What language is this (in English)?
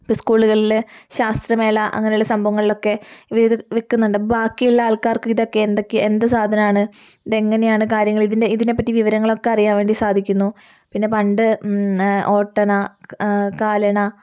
Malayalam